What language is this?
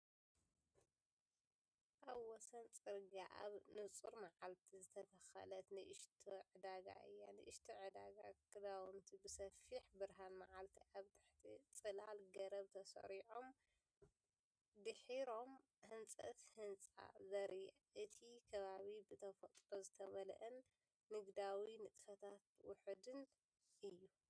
Tigrinya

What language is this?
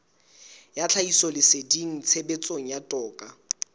Southern Sotho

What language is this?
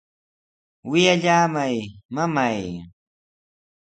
Sihuas Ancash Quechua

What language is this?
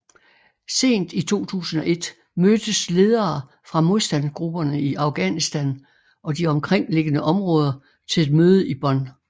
Danish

